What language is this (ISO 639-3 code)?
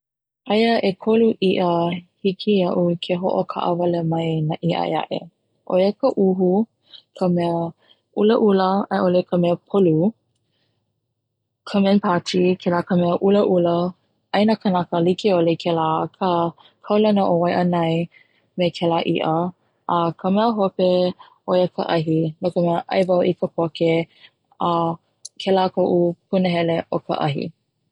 haw